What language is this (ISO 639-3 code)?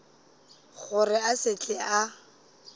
nso